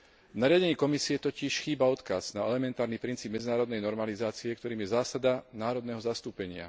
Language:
Slovak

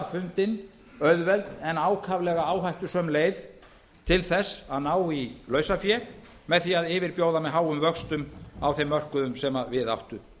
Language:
Icelandic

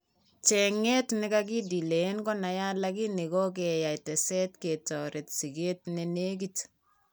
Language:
Kalenjin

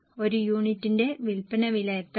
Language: Malayalam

